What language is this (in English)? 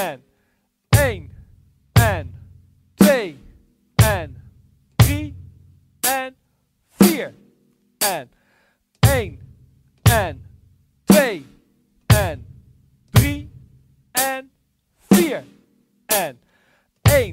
Dutch